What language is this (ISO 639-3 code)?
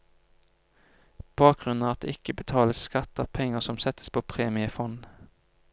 nor